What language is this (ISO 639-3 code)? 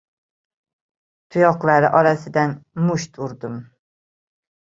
uzb